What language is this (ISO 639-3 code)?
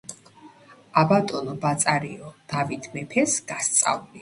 kat